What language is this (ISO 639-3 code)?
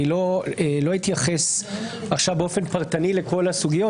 heb